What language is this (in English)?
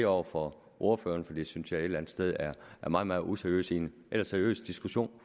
Danish